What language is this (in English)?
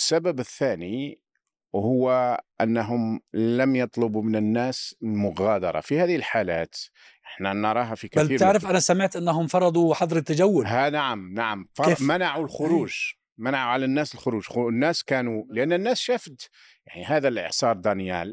Arabic